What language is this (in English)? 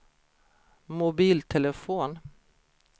Swedish